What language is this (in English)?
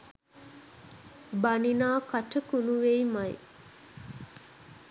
Sinhala